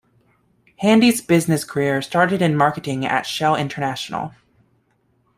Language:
English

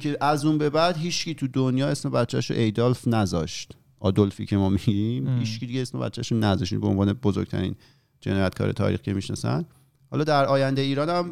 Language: Persian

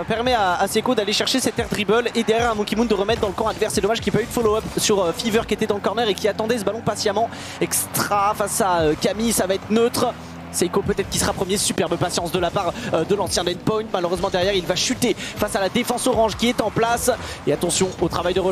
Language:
French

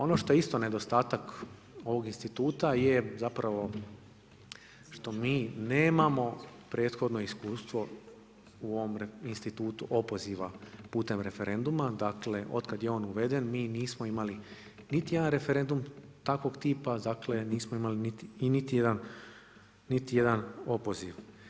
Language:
Croatian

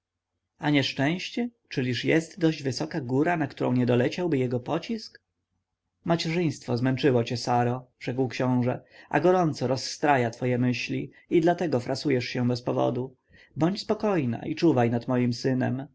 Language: Polish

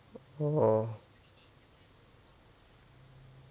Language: English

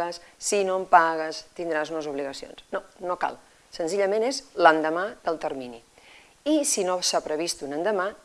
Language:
Spanish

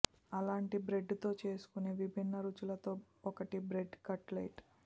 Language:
Telugu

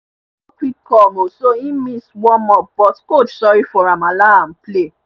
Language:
Nigerian Pidgin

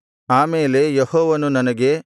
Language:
Kannada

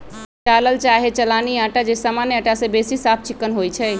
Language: Magahi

